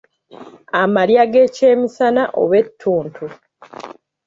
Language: Ganda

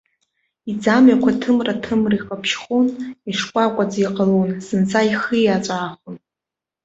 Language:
Abkhazian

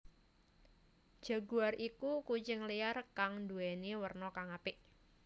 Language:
Javanese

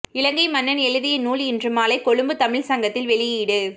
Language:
Tamil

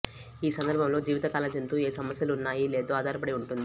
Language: Telugu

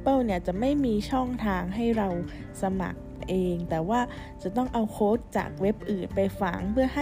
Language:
Thai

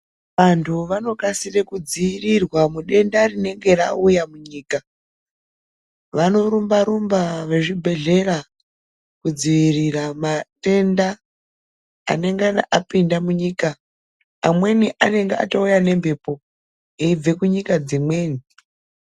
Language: Ndau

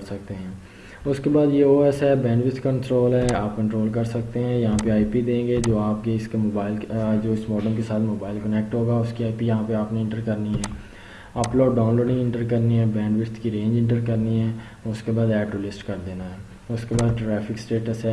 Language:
Urdu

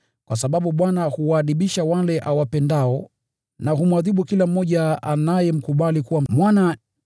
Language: Swahili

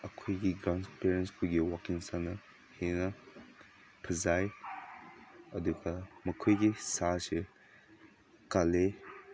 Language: Manipuri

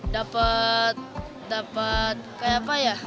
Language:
Indonesian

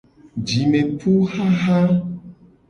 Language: Gen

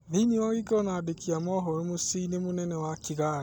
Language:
Kikuyu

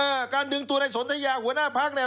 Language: Thai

